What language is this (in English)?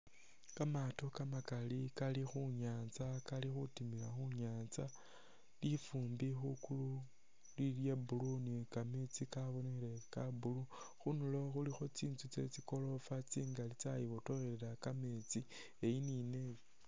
Masaaba